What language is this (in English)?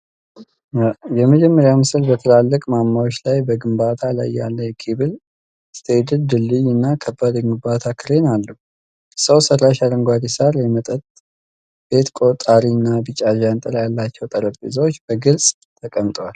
Amharic